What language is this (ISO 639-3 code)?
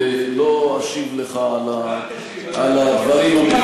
heb